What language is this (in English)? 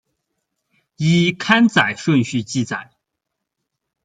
Chinese